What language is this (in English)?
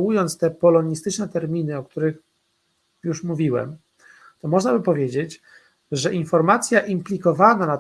Polish